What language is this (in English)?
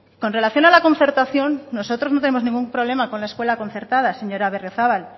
Spanish